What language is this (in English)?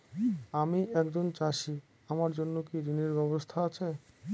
Bangla